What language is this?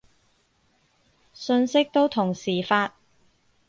Cantonese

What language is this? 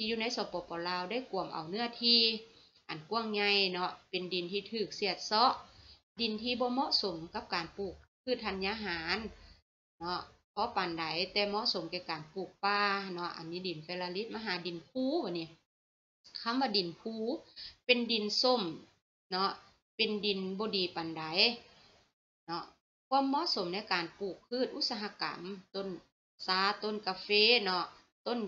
Thai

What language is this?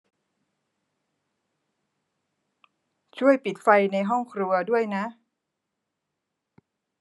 Thai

